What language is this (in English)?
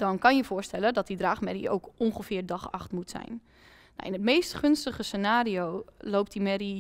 Dutch